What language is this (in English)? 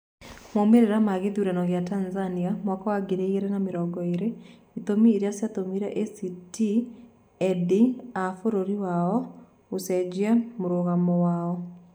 Kikuyu